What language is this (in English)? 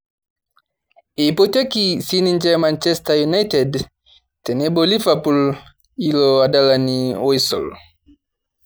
Masai